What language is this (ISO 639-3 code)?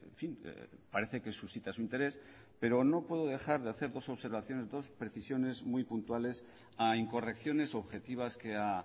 spa